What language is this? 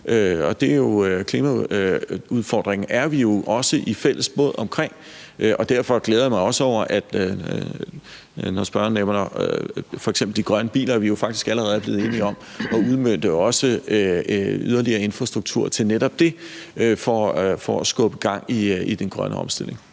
Danish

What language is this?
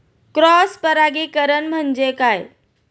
Marathi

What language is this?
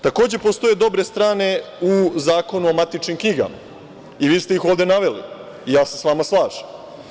Serbian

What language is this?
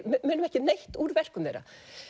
Icelandic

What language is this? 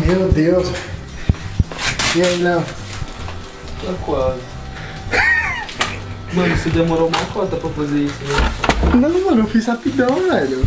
Portuguese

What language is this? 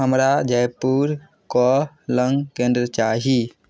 Maithili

